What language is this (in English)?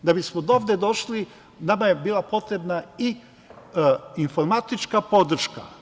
Serbian